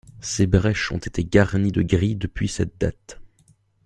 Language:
French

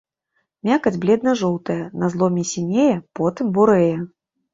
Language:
Belarusian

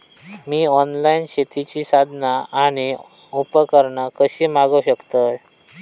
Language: Marathi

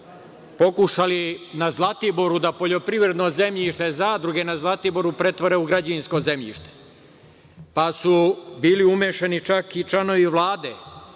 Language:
Serbian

